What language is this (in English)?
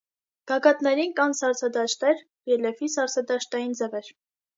Armenian